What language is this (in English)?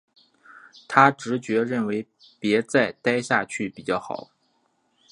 Chinese